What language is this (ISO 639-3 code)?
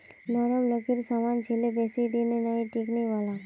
mag